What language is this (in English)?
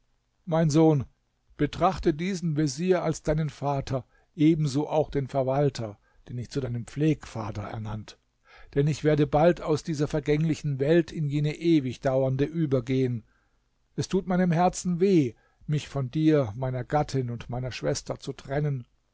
German